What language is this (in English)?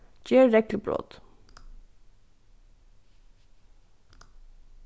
Faroese